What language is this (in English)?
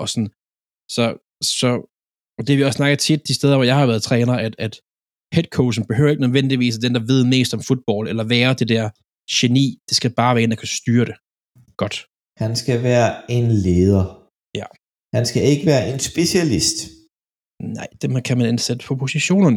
Danish